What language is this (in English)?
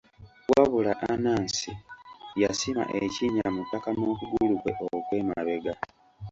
Ganda